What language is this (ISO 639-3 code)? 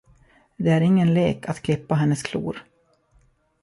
swe